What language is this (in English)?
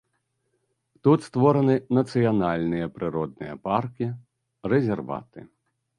Belarusian